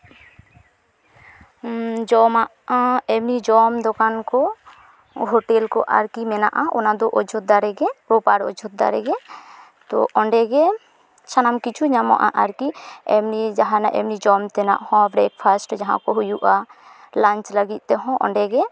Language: Santali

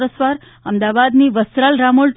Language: Gujarati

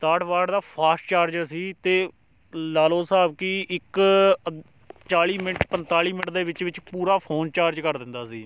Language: Punjabi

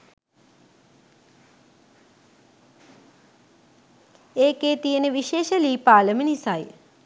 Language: Sinhala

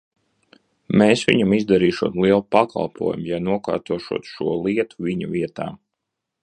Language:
Latvian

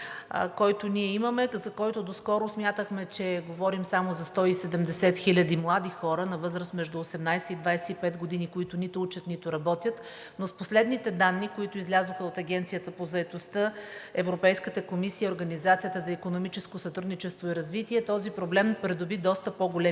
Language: Bulgarian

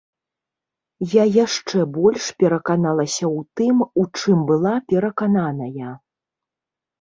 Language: Belarusian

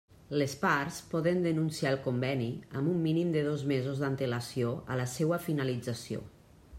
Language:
Catalan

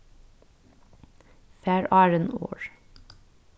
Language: Faroese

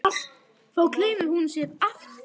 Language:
Icelandic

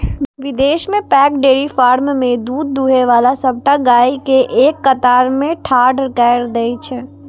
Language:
Maithili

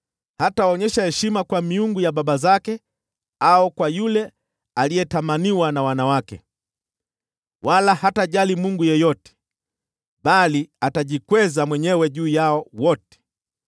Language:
Swahili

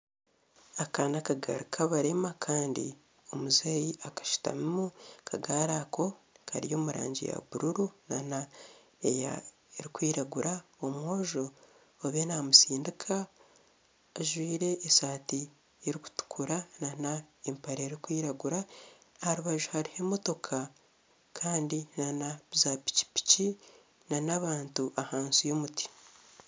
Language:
Nyankole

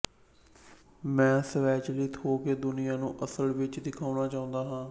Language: Punjabi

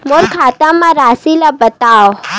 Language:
Chhattisgarhi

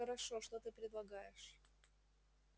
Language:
Russian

